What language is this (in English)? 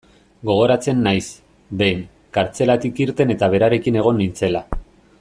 Basque